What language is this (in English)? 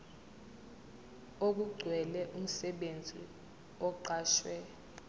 Zulu